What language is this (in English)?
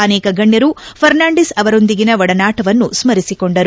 Kannada